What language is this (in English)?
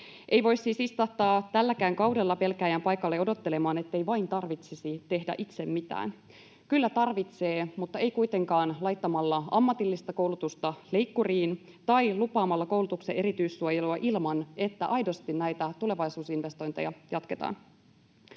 Finnish